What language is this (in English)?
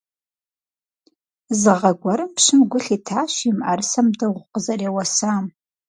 Kabardian